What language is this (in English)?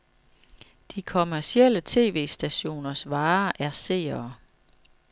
Danish